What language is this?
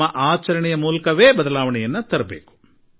Kannada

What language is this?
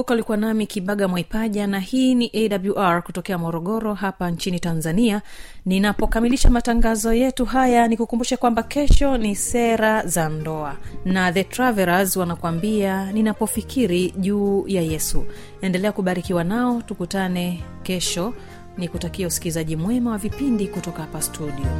Swahili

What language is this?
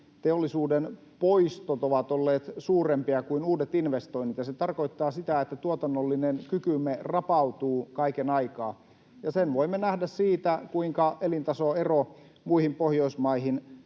Finnish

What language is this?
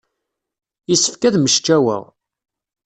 Kabyle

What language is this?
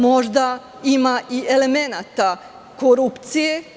Serbian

